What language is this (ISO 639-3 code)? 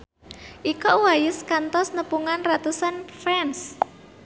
sun